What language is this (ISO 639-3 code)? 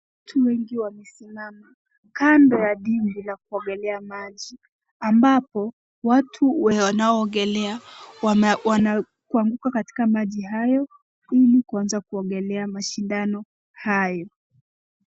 swa